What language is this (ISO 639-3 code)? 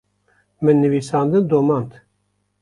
kur